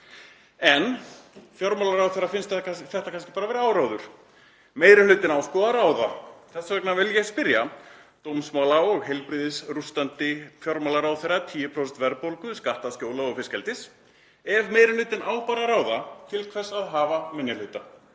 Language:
Icelandic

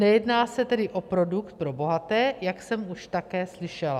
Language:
Czech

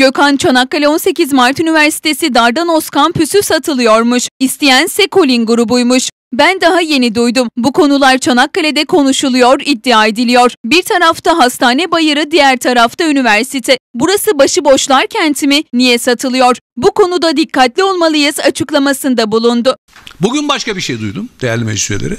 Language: Turkish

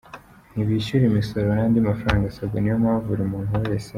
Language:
Kinyarwanda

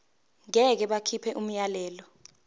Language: Zulu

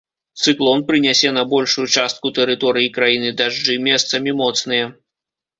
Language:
Belarusian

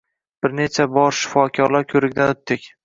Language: Uzbek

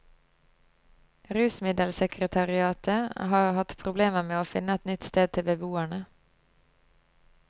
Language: Norwegian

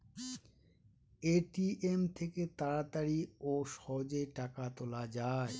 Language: Bangla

